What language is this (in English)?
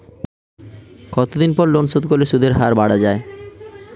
Bangla